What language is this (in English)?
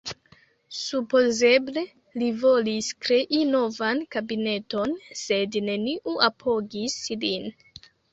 Esperanto